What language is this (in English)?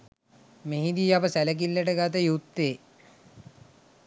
Sinhala